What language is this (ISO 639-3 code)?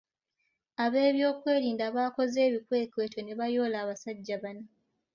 lug